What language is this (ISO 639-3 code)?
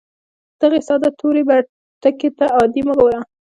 pus